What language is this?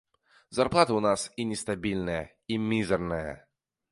Belarusian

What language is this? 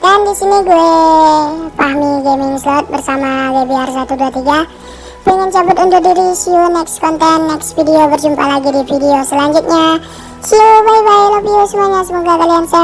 Indonesian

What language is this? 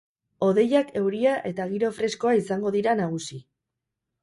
Basque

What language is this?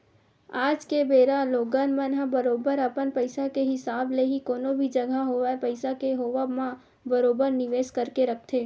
Chhattisgarhi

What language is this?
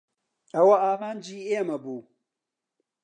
Central Kurdish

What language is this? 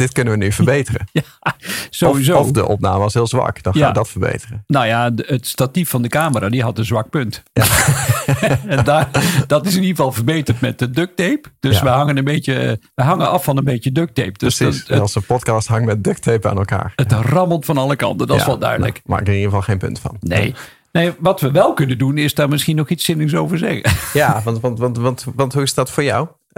Dutch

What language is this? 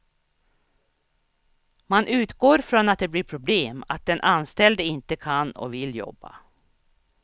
Swedish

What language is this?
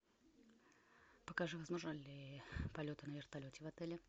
Russian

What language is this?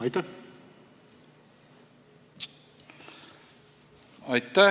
Estonian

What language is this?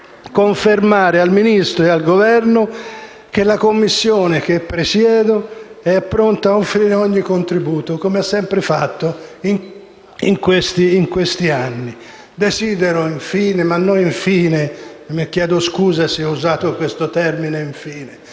Italian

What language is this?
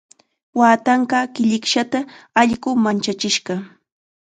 Chiquián Ancash Quechua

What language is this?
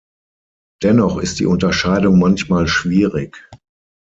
German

